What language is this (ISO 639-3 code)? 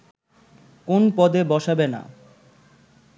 ben